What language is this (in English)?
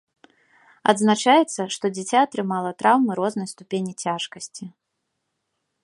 Belarusian